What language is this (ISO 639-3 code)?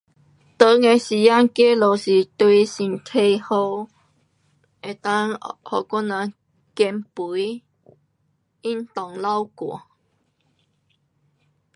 cpx